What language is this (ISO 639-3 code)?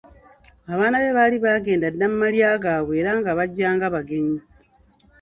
lug